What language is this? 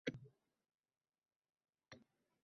Uzbek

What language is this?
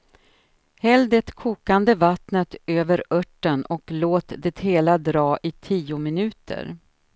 Swedish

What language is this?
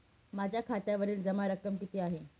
Marathi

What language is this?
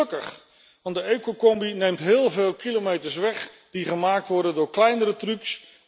Dutch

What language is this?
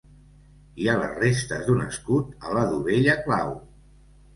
Catalan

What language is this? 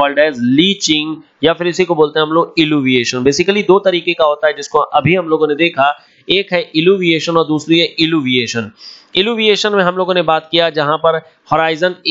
Hindi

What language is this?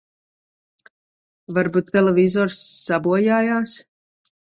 Latvian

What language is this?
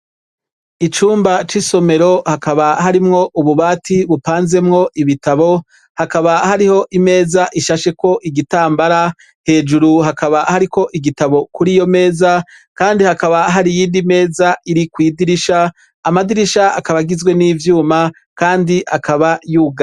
Rundi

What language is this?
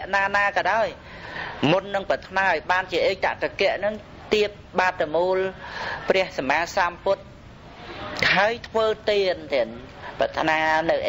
Vietnamese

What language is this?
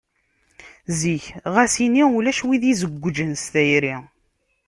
Kabyle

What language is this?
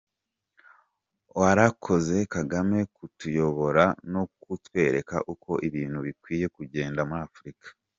Kinyarwanda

